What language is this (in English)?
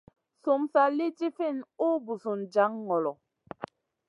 Masana